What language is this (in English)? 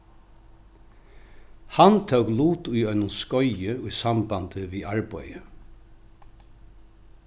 Faroese